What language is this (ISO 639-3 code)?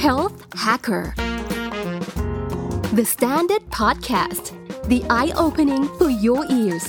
tha